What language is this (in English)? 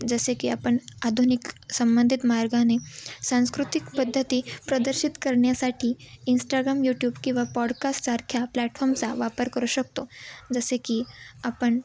Marathi